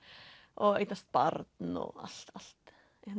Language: Icelandic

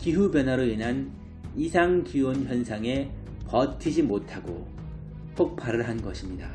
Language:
Korean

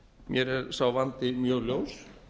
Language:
Icelandic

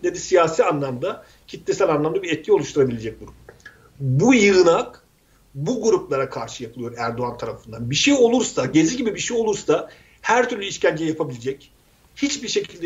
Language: Turkish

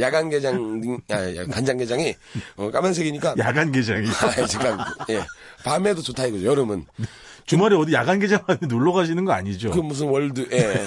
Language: Korean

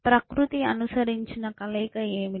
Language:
Telugu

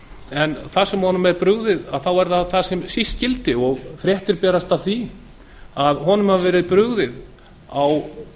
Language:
Icelandic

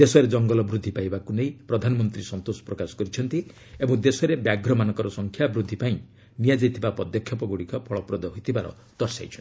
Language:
Odia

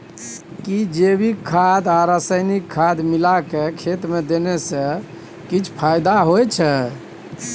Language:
Maithili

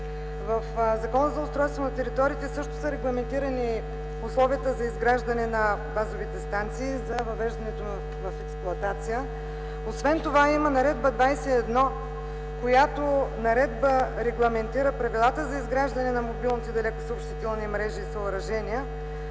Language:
Bulgarian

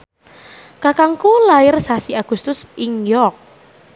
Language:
Javanese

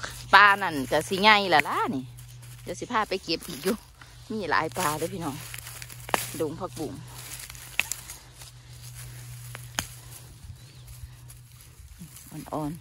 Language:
Thai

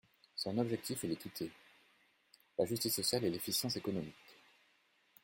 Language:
French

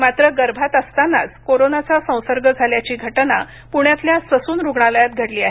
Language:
Marathi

